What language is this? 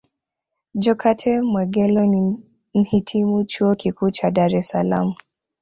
Swahili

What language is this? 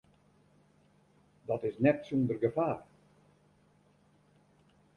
Western Frisian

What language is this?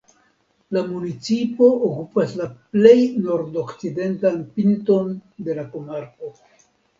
Esperanto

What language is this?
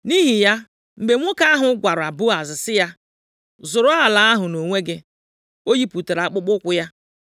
Igbo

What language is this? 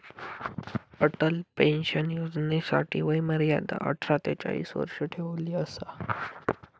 Marathi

